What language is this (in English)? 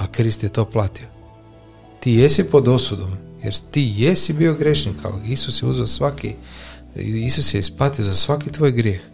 Croatian